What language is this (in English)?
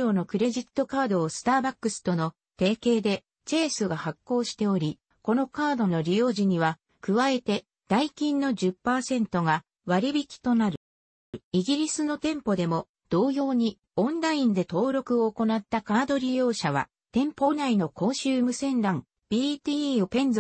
Japanese